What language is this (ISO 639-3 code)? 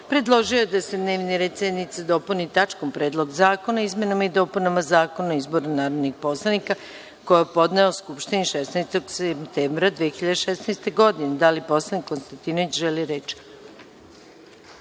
srp